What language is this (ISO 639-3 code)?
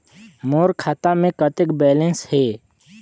hne